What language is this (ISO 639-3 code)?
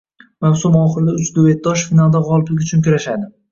uzb